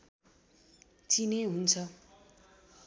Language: Nepali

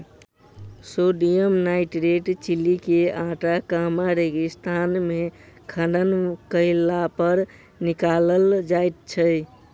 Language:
Maithili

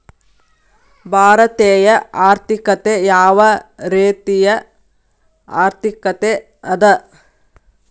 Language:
Kannada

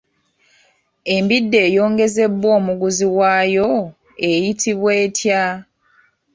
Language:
Ganda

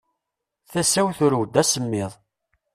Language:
Kabyle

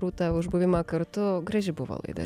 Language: Lithuanian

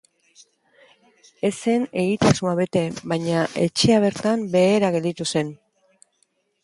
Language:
Basque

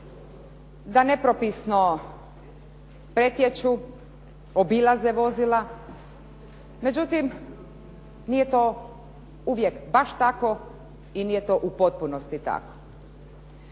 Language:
Croatian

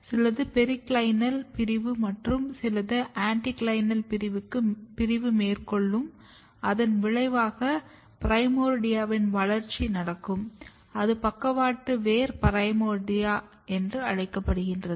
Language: Tamil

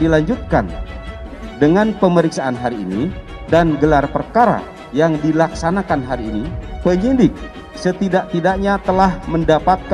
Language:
Indonesian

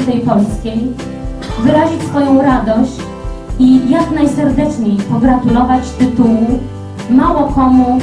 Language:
Polish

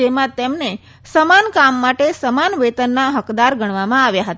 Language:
Gujarati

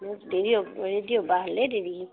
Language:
Assamese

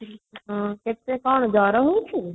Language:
Odia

